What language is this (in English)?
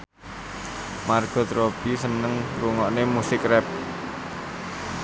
Javanese